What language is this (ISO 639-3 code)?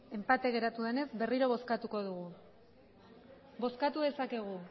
eus